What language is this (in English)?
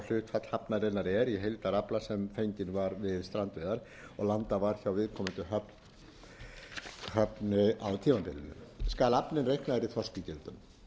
Icelandic